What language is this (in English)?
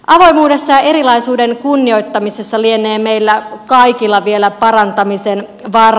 Finnish